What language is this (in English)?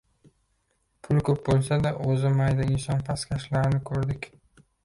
Uzbek